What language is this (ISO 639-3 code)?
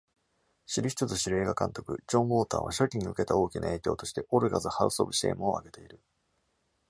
jpn